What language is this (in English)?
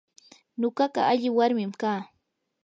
Yanahuanca Pasco Quechua